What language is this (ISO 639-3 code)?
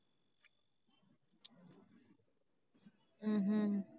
tam